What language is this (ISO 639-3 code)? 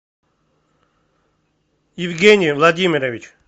rus